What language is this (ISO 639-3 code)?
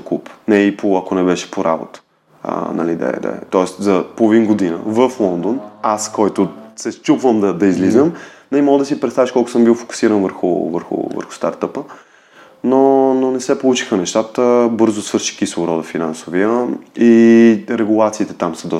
bul